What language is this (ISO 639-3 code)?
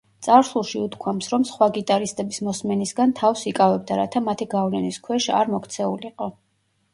kat